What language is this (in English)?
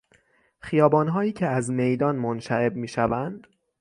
Persian